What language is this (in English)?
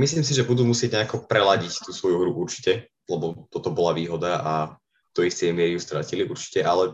Slovak